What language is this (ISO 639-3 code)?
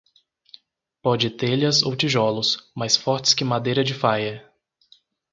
por